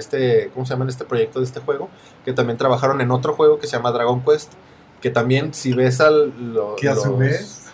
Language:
Spanish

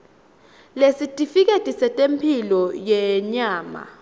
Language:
Swati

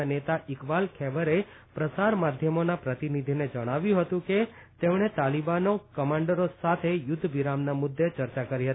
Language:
Gujarati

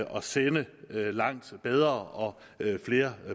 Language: Danish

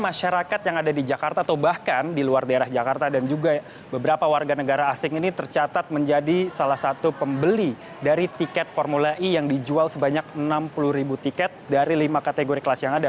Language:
Indonesian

